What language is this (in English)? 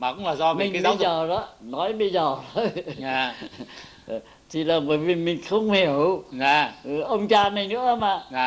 Vietnamese